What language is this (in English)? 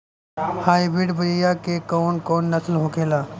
Bhojpuri